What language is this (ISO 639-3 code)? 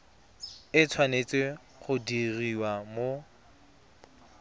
tsn